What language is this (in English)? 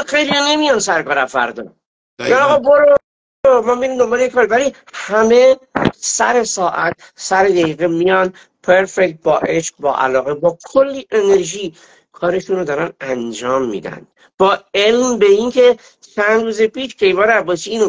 Persian